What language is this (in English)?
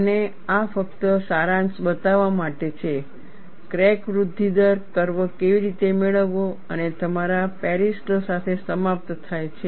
Gujarati